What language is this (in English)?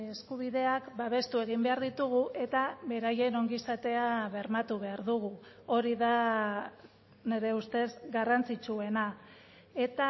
Basque